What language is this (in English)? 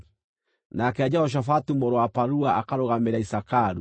Kikuyu